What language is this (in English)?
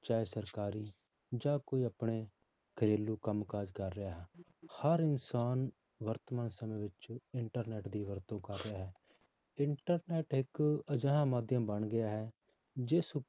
Punjabi